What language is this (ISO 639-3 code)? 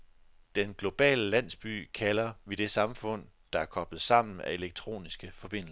dan